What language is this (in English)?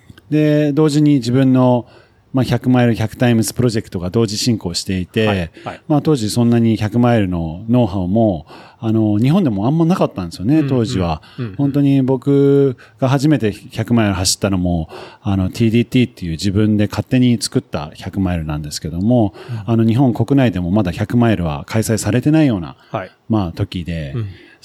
Japanese